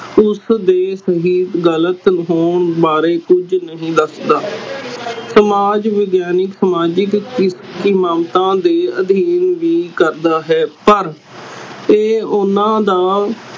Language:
Punjabi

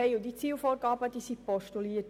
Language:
Swiss German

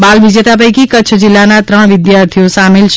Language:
Gujarati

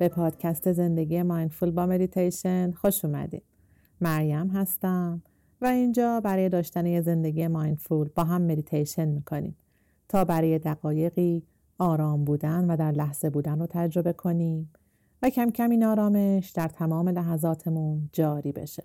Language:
Persian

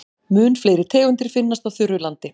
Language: Icelandic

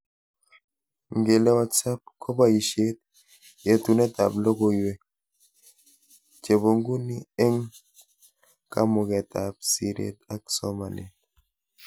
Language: Kalenjin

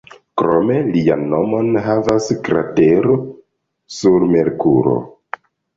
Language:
Esperanto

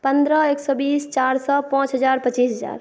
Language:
Maithili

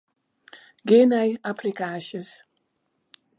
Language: Western Frisian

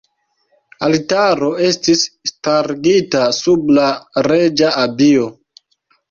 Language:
Esperanto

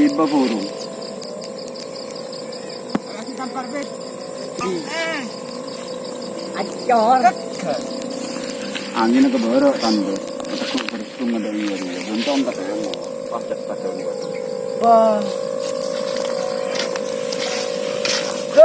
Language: Indonesian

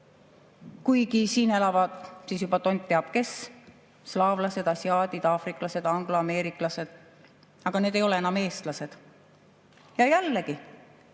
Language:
Estonian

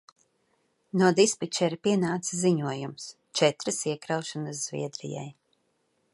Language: Latvian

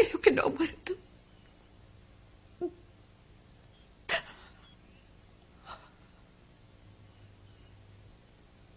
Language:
Spanish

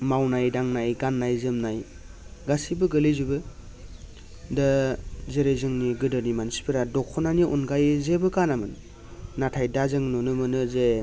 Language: Bodo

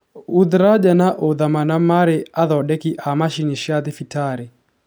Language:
Kikuyu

